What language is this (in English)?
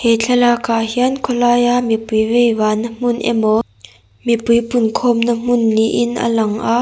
Mizo